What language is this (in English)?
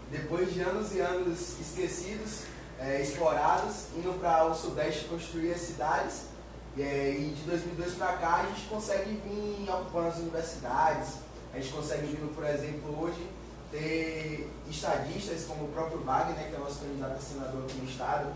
Portuguese